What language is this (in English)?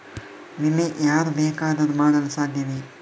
Kannada